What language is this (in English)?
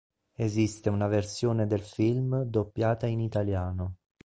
Italian